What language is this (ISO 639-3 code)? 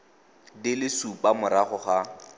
tsn